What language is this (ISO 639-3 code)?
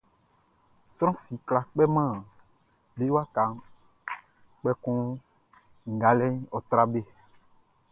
bci